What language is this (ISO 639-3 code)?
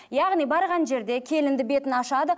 kaz